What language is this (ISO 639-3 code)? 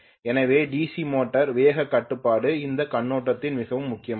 tam